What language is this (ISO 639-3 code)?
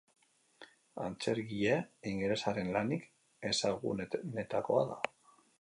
eus